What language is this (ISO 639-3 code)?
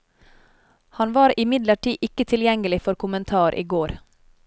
nor